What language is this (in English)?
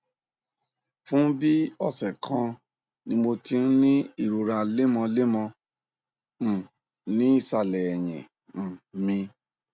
Yoruba